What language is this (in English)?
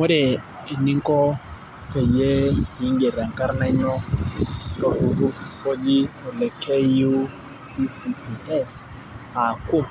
Masai